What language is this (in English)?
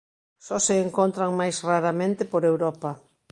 Galician